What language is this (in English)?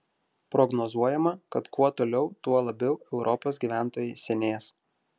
Lithuanian